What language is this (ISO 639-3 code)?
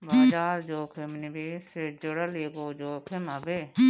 bho